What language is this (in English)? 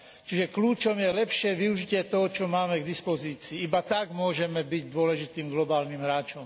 Slovak